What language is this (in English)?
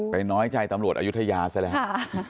Thai